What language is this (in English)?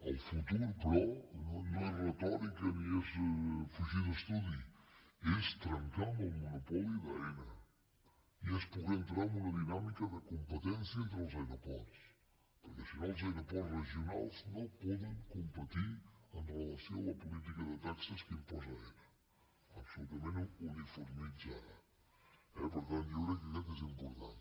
Catalan